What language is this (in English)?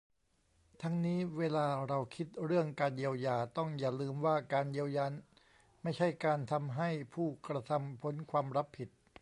Thai